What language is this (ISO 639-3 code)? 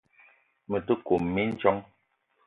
eto